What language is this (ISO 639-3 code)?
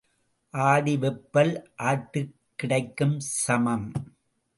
tam